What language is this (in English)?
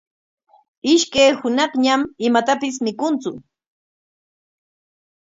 Corongo Ancash Quechua